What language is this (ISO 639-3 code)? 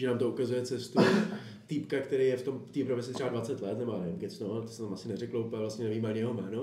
ces